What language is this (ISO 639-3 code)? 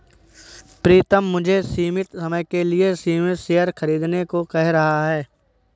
hin